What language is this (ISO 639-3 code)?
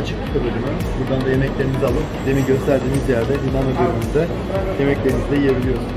tur